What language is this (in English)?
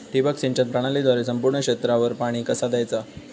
Marathi